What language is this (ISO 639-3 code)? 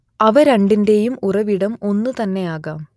mal